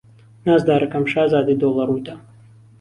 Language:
Central Kurdish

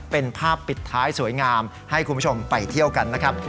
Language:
Thai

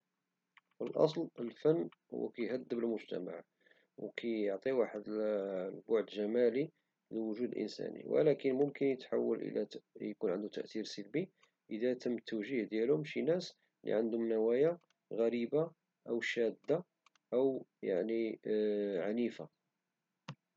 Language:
Moroccan Arabic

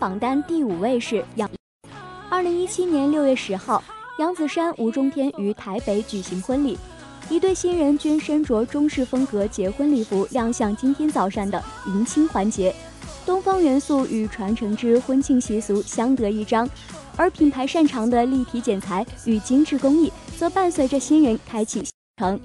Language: Chinese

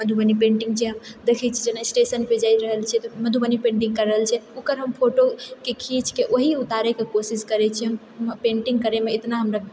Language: Maithili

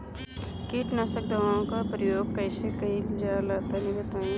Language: Bhojpuri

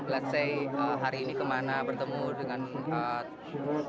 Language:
Indonesian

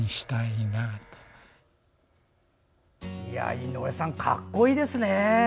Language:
Japanese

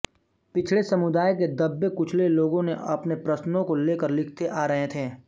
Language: Hindi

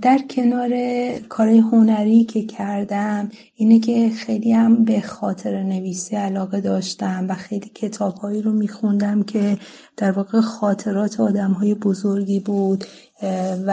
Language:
Persian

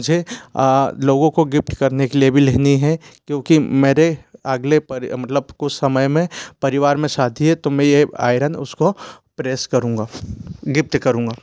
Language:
Hindi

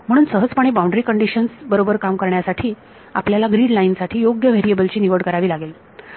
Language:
Marathi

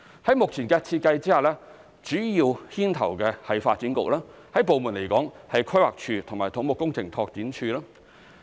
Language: Cantonese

